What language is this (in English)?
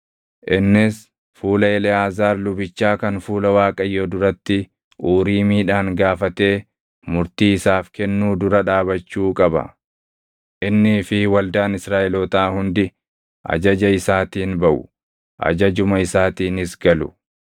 Oromo